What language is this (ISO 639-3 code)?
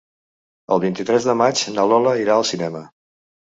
cat